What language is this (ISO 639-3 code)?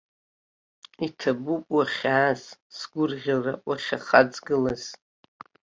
abk